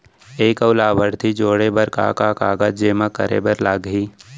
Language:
Chhattisgarhi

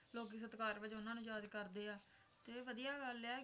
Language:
Punjabi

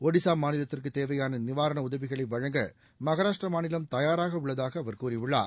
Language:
Tamil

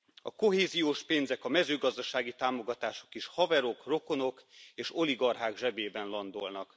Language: Hungarian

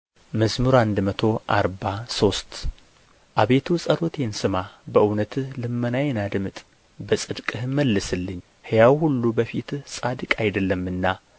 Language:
Amharic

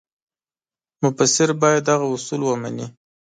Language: Pashto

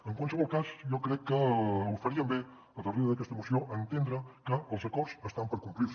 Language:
Catalan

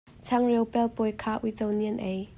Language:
Hakha Chin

